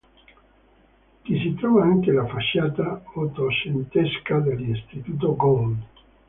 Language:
Italian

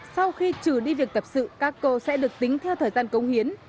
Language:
Vietnamese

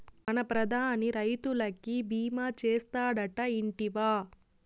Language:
Telugu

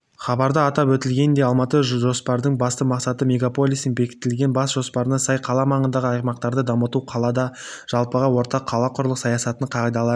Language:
Kazakh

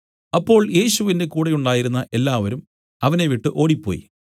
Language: Malayalam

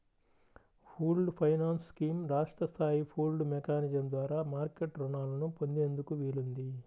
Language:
Telugu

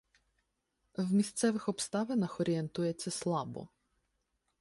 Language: Ukrainian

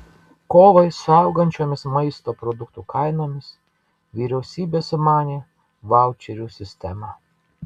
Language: Lithuanian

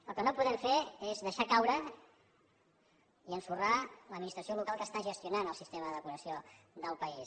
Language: Catalan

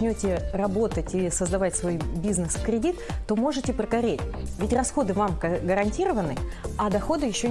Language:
Russian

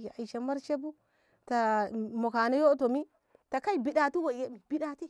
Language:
Ngamo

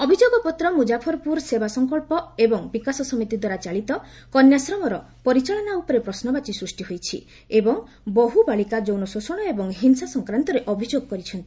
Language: Odia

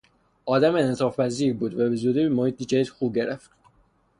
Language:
Persian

